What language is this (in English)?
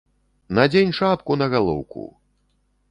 Belarusian